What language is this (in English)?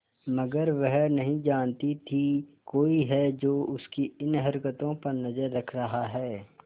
Hindi